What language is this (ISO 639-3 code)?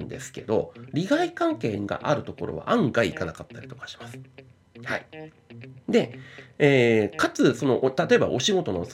jpn